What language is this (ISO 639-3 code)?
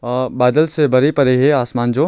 hin